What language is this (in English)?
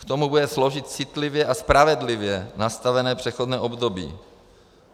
Czech